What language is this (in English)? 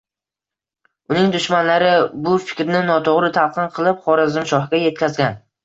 Uzbek